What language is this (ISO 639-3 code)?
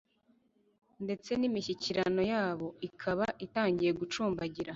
kin